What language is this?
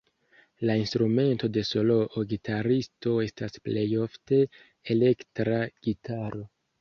Esperanto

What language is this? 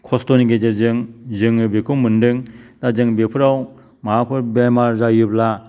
Bodo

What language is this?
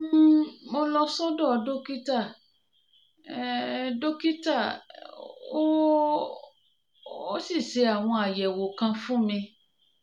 Yoruba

